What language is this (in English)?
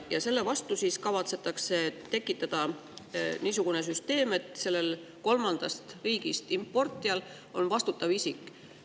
Estonian